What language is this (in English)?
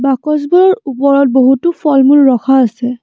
Assamese